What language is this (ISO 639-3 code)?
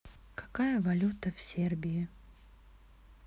rus